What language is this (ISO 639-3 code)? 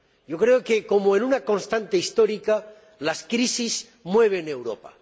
spa